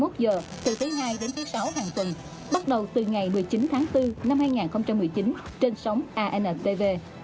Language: Vietnamese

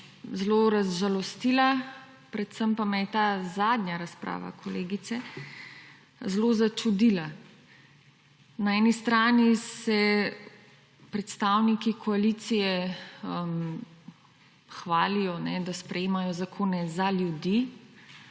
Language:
Slovenian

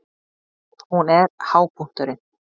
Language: Icelandic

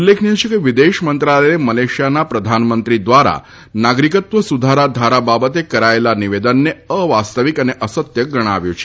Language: Gujarati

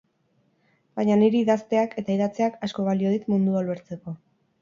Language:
Basque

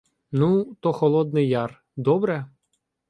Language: Ukrainian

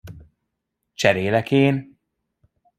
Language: Hungarian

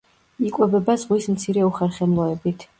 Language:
Georgian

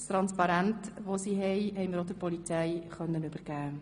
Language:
Swiss German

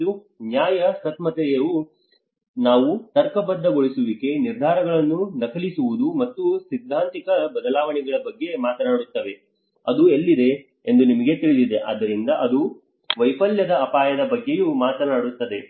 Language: Kannada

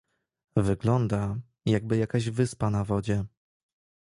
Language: Polish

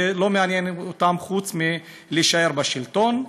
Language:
Hebrew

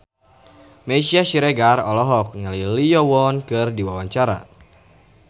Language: Sundanese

